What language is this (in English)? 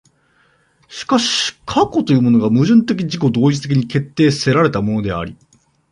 Japanese